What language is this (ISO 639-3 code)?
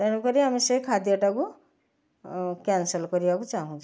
ori